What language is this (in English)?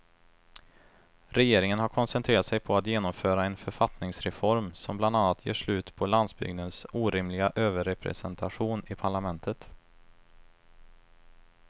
Swedish